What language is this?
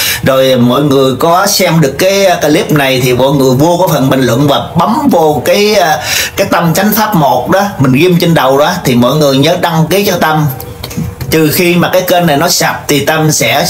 Vietnamese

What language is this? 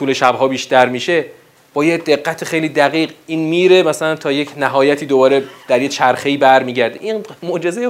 Persian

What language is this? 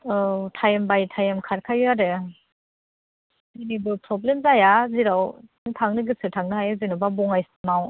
Bodo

